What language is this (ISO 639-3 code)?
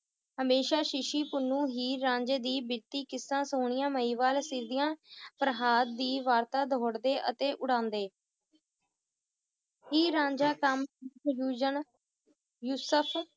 pan